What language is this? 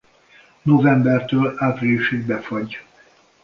Hungarian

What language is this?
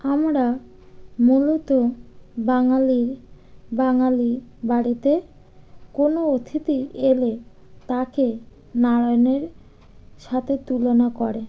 Bangla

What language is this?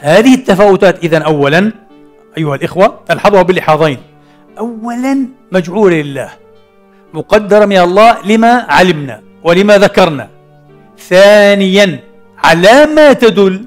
Arabic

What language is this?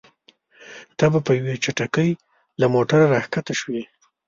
Pashto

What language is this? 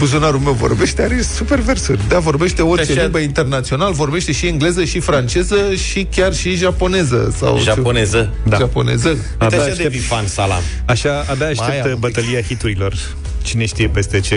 Romanian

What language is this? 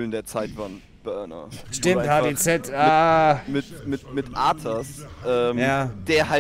German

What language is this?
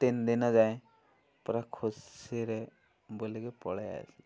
Odia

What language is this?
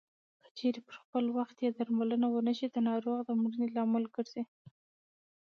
Pashto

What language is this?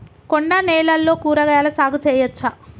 Telugu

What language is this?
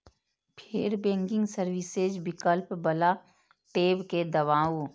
Maithili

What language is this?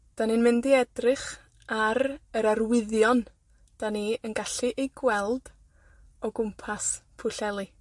Welsh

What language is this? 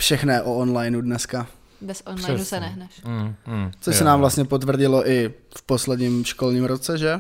Czech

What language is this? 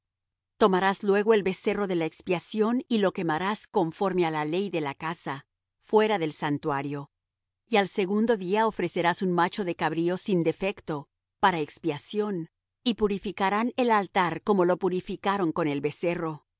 Spanish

